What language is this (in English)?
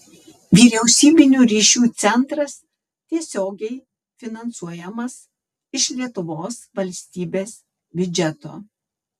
Lithuanian